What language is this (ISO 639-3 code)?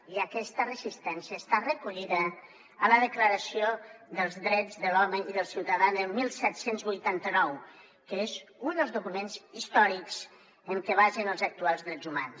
cat